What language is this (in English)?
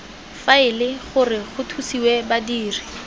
Tswana